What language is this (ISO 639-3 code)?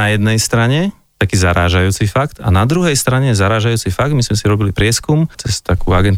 slk